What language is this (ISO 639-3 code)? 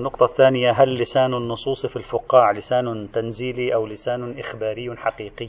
ara